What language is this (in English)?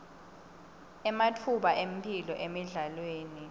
Swati